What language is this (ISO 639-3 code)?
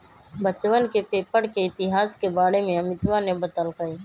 mag